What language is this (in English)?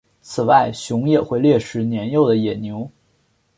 Chinese